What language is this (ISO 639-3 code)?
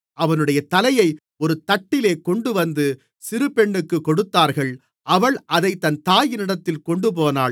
tam